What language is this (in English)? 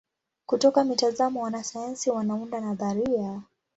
Swahili